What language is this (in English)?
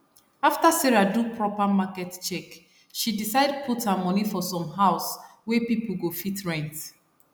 Nigerian Pidgin